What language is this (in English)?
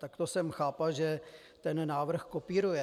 Czech